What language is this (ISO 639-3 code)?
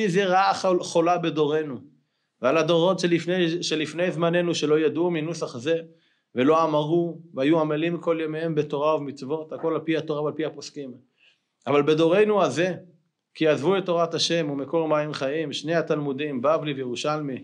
heb